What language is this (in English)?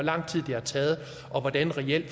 Danish